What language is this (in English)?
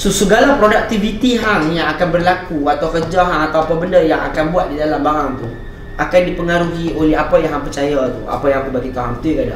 Malay